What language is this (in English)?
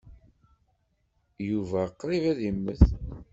Kabyle